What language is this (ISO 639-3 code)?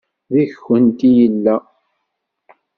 kab